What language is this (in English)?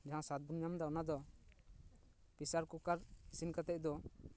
Santali